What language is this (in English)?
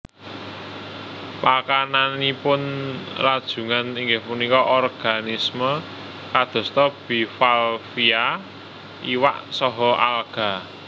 Javanese